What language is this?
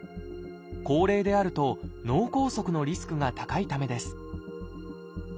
Japanese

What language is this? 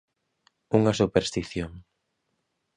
Galician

